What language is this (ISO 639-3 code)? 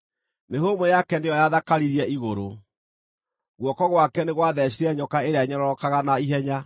kik